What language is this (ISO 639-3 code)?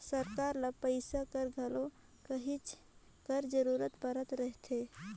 hne